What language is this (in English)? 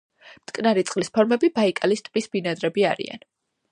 Georgian